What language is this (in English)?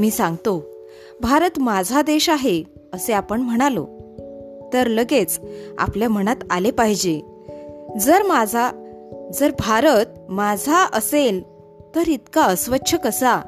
Marathi